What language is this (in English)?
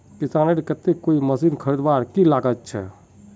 Magahi